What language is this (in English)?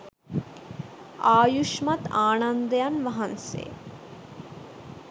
Sinhala